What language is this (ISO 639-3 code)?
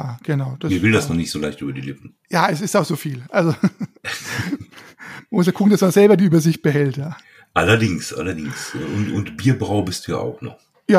deu